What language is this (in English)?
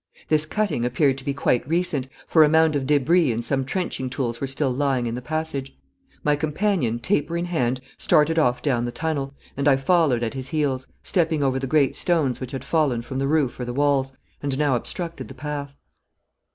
English